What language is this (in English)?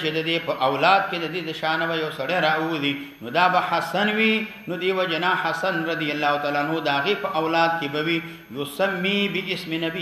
Arabic